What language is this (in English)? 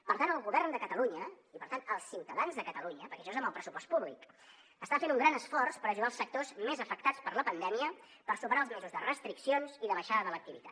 Catalan